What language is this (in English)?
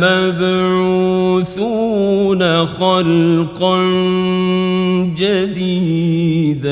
Arabic